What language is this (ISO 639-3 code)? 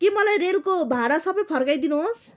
nep